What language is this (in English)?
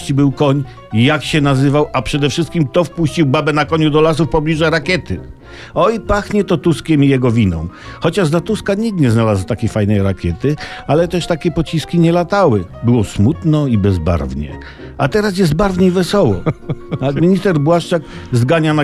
Polish